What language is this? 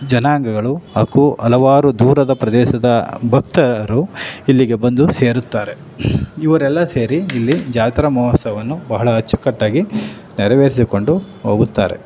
Kannada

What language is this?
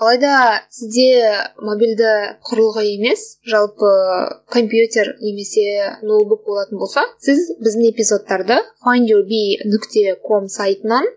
Kazakh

